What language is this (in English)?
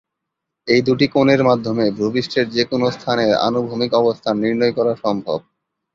Bangla